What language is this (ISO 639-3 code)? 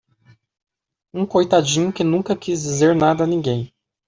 por